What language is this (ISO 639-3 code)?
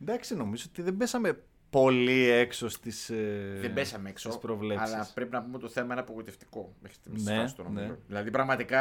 ell